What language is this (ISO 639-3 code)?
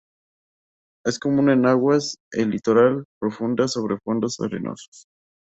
spa